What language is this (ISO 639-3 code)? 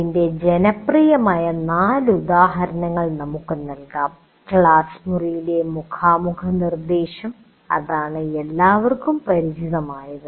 mal